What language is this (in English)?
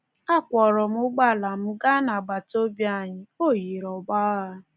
Igbo